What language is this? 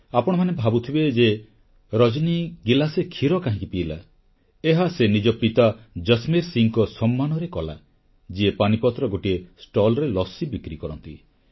Odia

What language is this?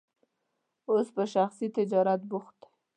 Pashto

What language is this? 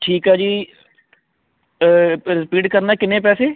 Punjabi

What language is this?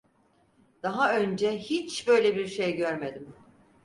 Turkish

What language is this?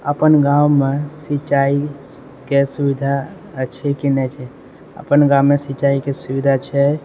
Maithili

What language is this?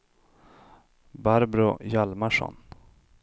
Swedish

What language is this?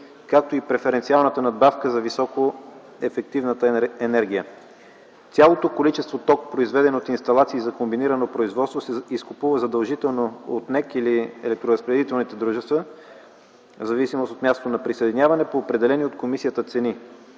Bulgarian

